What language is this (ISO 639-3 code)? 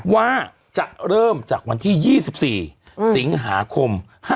tha